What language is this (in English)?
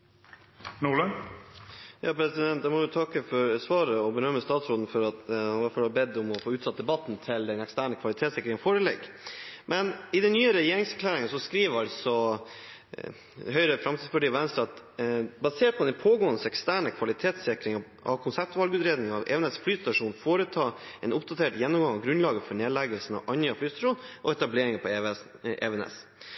Norwegian Bokmål